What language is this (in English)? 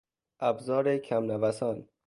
Persian